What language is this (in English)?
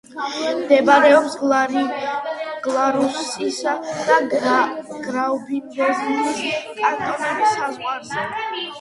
Georgian